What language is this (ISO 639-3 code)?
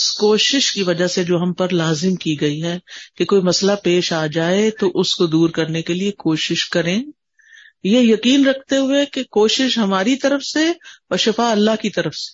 urd